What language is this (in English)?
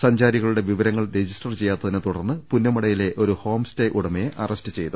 Malayalam